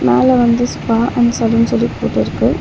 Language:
Tamil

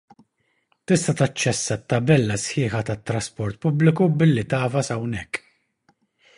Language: Maltese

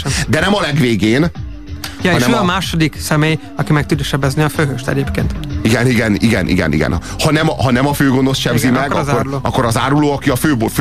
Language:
Hungarian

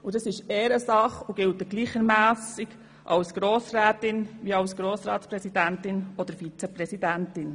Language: Swiss German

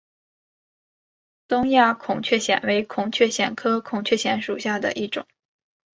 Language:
Chinese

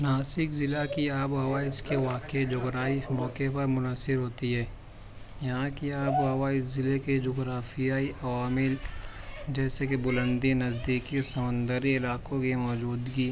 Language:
Urdu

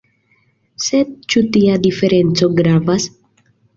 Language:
Esperanto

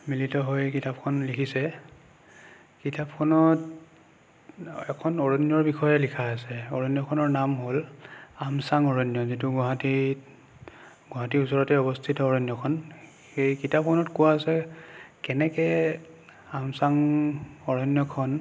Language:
Assamese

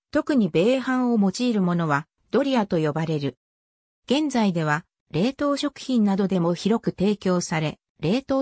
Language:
Japanese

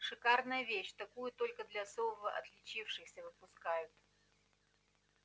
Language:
Russian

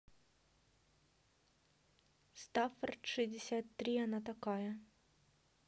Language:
Russian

